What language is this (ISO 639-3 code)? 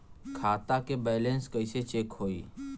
bho